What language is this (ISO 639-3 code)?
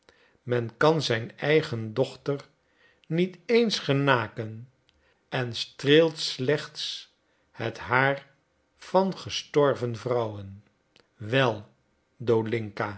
nld